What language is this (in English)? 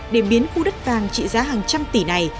Vietnamese